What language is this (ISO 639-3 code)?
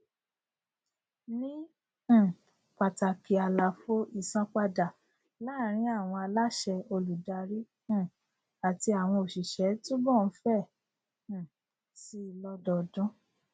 yor